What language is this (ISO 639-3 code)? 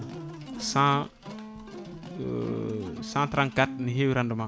ful